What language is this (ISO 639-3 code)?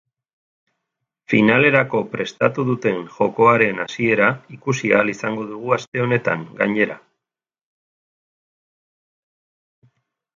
eus